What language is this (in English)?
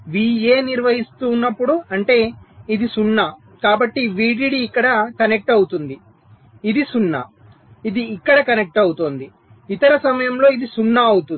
Telugu